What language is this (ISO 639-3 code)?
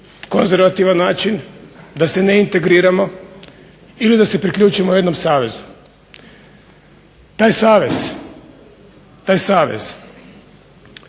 hrv